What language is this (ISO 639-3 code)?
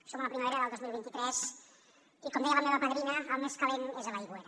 cat